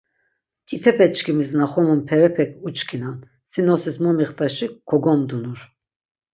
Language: Laz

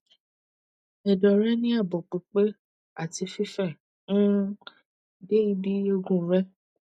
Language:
Yoruba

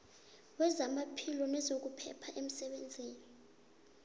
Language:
South Ndebele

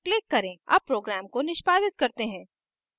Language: Hindi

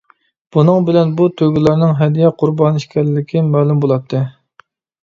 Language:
Uyghur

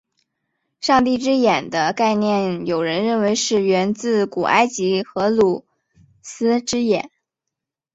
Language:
Chinese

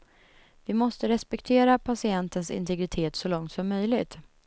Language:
Swedish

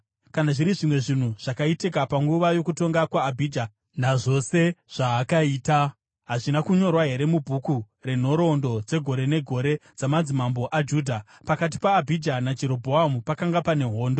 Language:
Shona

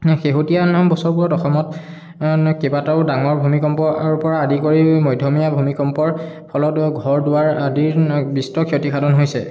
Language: Assamese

